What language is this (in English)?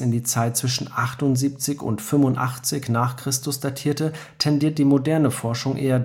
German